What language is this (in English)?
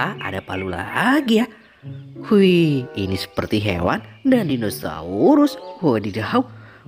Indonesian